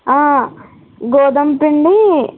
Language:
Telugu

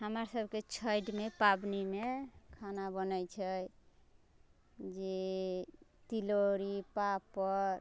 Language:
Maithili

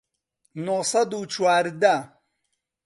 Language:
Central Kurdish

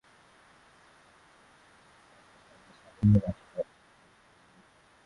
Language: Swahili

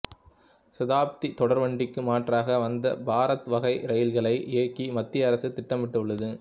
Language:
Tamil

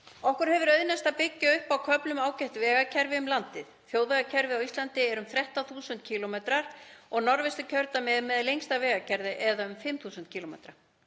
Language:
Icelandic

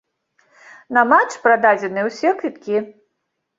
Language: Belarusian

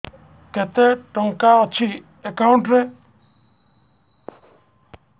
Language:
Odia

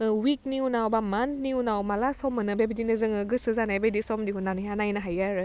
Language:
Bodo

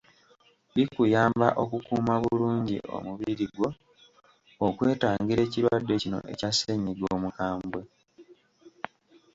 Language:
Ganda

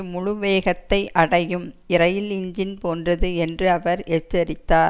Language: Tamil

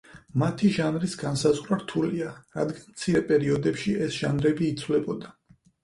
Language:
Georgian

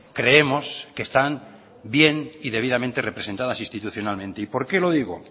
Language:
Spanish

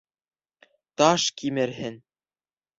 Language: Bashkir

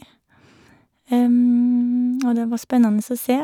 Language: Norwegian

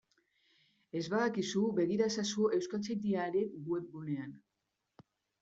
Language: Basque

